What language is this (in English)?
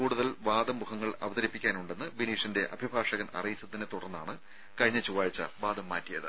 Malayalam